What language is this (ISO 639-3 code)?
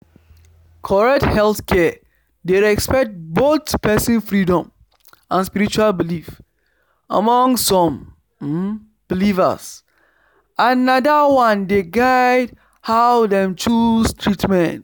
pcm